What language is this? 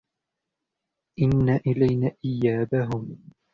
Arabic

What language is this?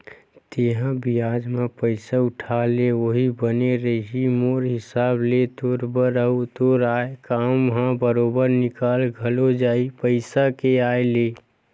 Chhattisgarhi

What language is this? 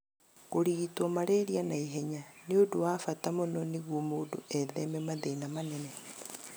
Kikuyu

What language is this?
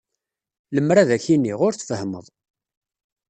Kabyle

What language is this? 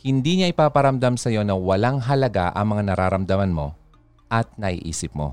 Filipino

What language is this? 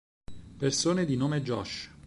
Italian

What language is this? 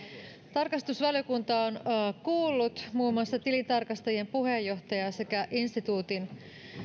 Finnish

